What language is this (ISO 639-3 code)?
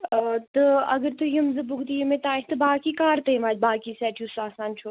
kas